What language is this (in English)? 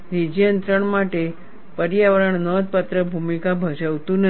Gujarati